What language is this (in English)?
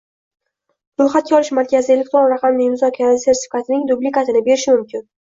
Uzbek